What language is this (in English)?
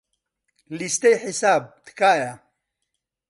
Central Kurdish